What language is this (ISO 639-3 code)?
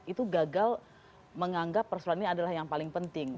ind